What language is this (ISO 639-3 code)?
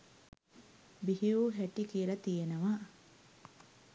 sin